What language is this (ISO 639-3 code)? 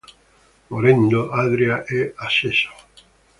ita